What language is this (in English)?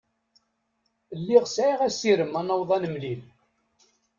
Kabyle